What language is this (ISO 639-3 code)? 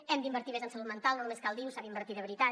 cat